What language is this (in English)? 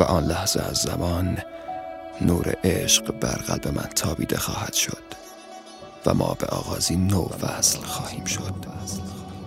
Persian